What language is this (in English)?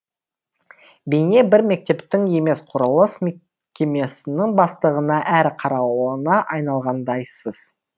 Kazakh